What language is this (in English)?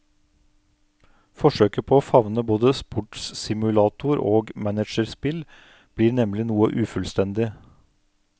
Norwegian